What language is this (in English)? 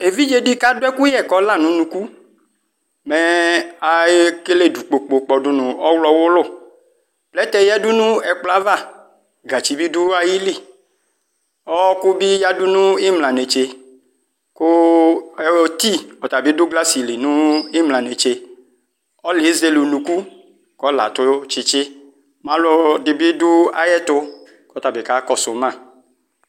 Ikposo